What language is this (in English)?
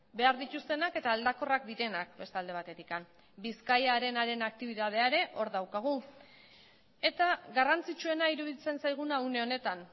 Basque